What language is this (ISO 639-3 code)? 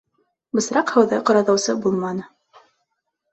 bak